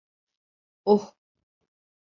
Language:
Turkish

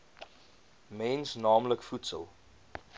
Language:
Afrikaans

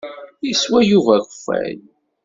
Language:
Kabyle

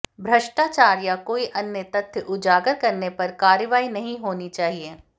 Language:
Hindi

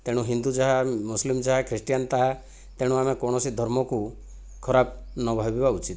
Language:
Odia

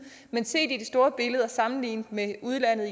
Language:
Danish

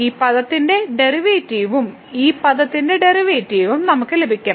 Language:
Malayalam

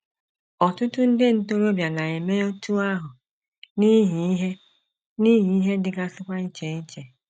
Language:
Igbo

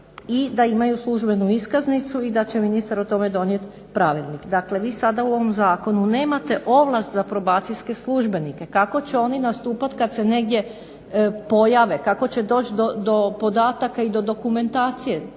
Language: Croatian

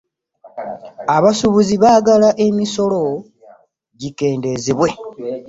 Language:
Ganda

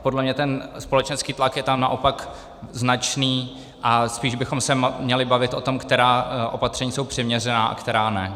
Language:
Czech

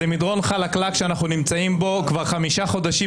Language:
Hebrew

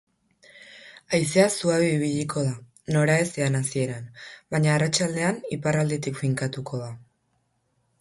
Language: Basque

